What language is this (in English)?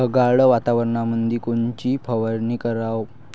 Marathi